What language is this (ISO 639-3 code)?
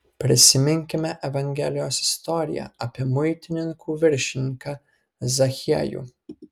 lit